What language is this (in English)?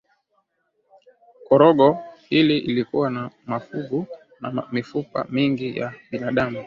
Swahili